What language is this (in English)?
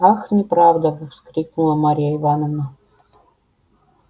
Russian